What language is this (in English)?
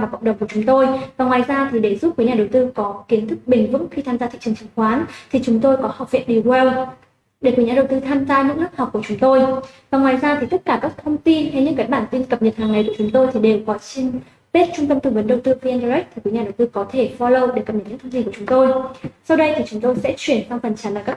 Vietnamese